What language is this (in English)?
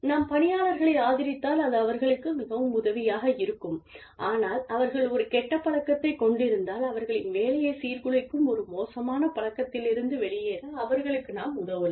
Tamil